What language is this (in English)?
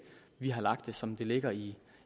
Danish